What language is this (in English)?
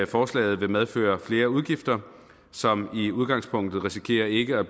Danish